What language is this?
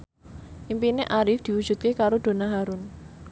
Javanese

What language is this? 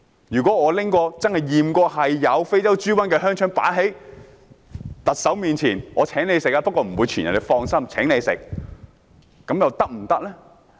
Cantonese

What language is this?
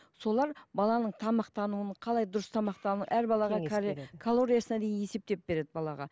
Kazakh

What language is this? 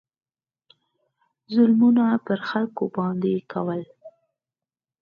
Pashto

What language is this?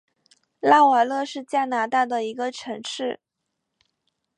Chinese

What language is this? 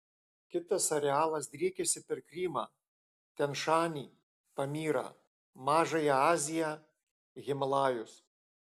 Lithuanian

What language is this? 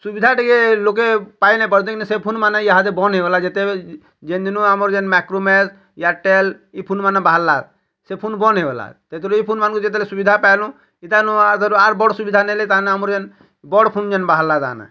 Odia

